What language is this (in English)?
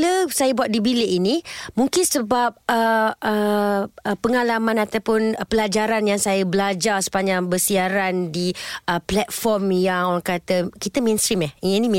Malay